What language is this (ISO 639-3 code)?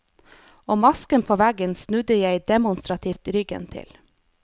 nor